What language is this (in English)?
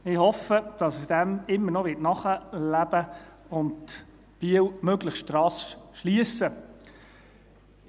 Swiss German